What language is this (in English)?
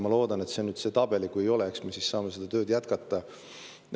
Estonian